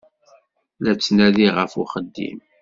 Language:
Kabyle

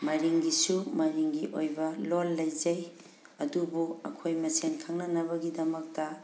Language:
Manipuri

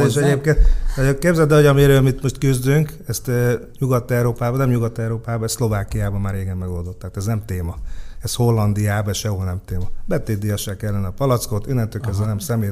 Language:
Hungarian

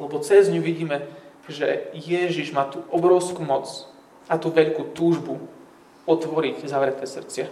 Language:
Slovak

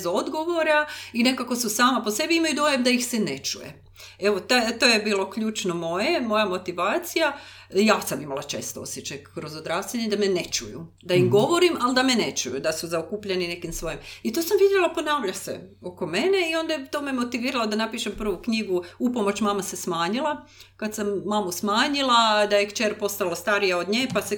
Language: Croatian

